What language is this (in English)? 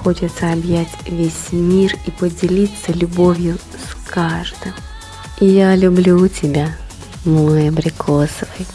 Russian